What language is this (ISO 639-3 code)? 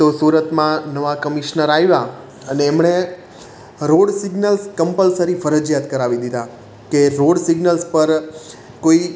guj